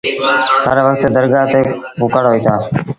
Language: Sindhi Bhil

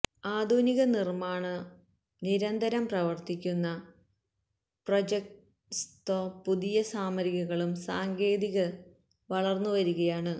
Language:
Malayalam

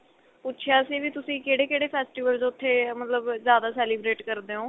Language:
Punjabi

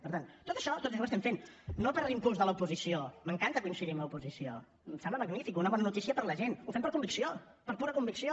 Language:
Catalan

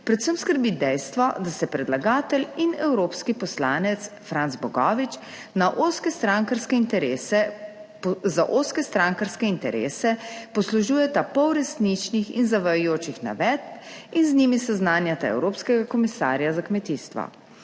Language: Slovenian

